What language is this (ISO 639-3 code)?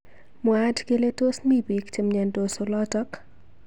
kln